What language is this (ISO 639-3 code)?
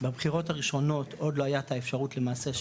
heb